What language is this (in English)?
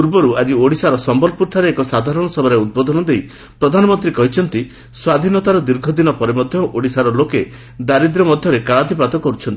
Odia